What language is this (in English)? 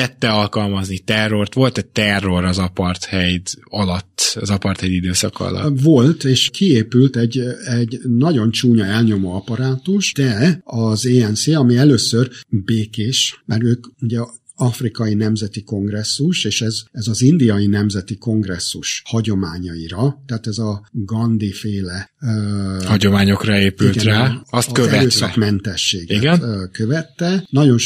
Hungarian